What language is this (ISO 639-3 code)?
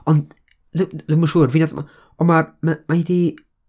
cym